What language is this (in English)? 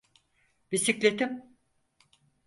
Turkish